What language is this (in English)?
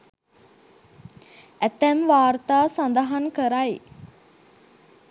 Sinhala